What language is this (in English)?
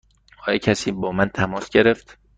Persian